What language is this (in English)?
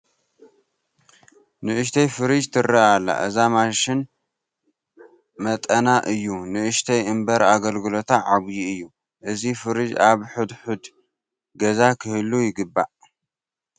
Tigrinya